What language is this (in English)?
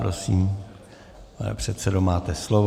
Czech